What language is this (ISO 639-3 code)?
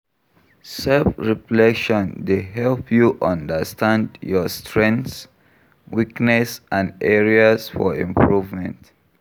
pcm